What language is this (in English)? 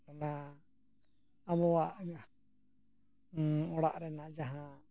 Santali